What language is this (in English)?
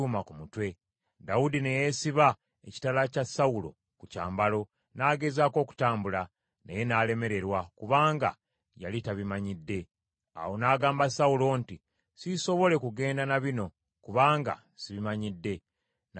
Ganda